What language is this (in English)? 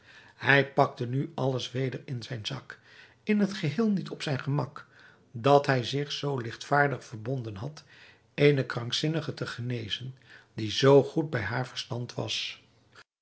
Dutch